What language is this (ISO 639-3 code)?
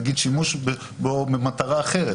heb